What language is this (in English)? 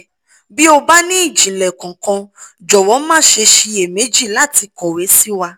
Yoruba